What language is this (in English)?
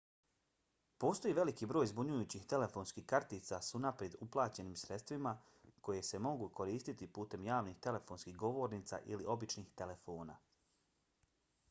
Bosnian